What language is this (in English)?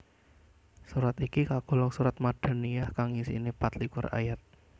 Javanese